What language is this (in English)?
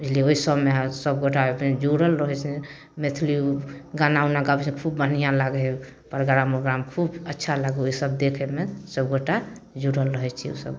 Maithili